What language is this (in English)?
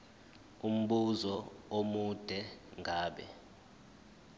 Zulu